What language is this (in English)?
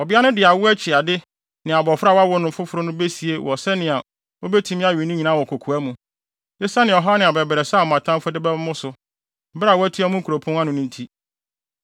Akan